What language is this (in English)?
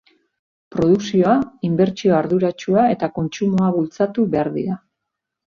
Basque